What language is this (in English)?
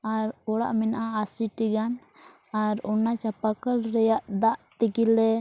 Santali